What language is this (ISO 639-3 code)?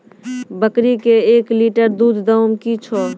mai